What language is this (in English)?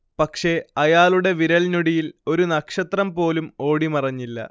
Malayalam